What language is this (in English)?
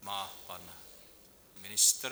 Czech